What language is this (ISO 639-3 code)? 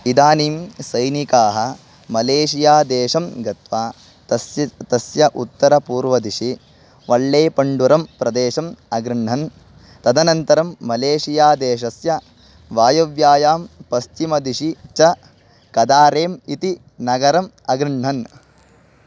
san